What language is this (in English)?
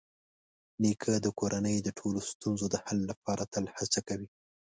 Pashto